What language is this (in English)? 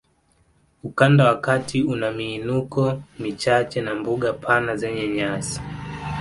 Swahili